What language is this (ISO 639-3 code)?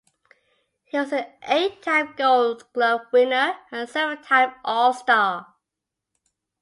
eng